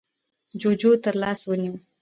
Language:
Pashto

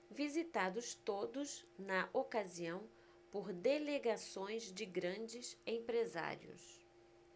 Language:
Portuguese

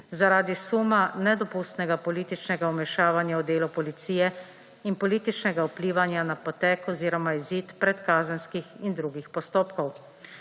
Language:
Slovenian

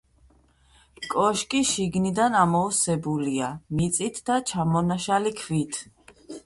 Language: Georgian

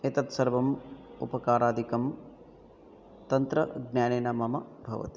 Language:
Sanskrit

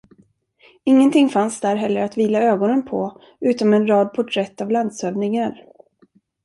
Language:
Swedish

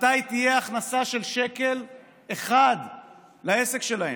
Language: Hebrew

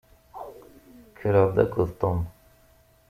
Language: Kabyle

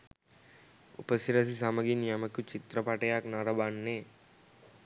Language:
Sinhala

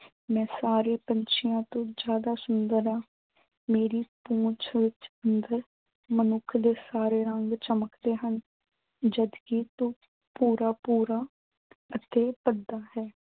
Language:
Punjabi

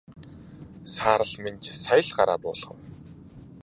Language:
Mongolian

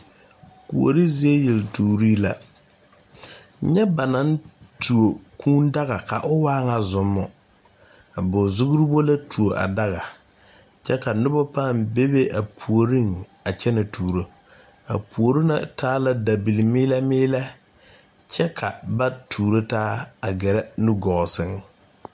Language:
Southern Dagaare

